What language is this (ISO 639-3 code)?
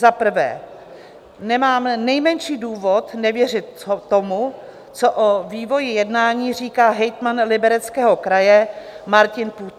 ces